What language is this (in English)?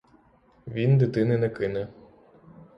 Ukrainian